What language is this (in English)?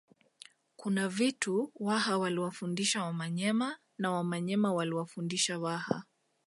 Swahili